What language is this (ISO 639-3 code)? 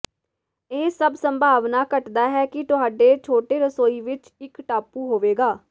pan